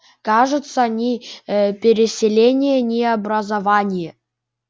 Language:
Russian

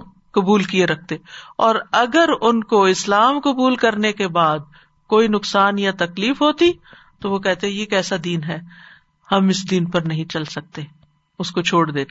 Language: Urdu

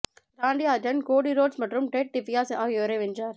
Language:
Tamil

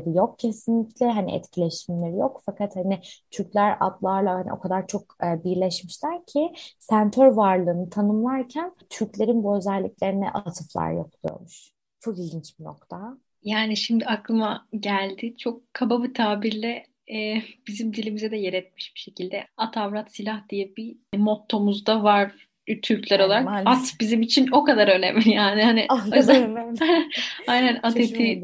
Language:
Turkish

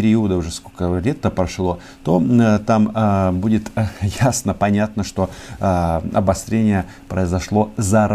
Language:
Russian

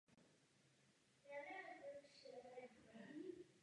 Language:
Czech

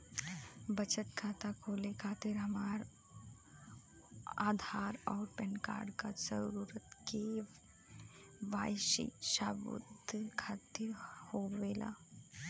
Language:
Bhojpuri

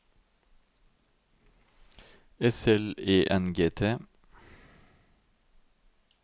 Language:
Norwegian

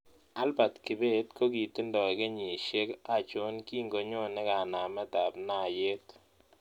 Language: Kalenjin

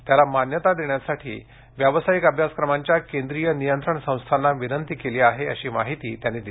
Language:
Marathi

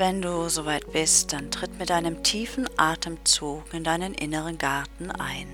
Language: German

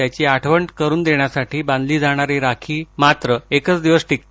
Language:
Marathi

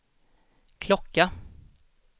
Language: Swedish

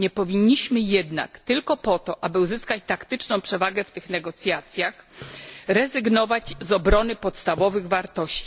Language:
Polish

